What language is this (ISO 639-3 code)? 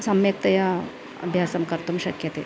san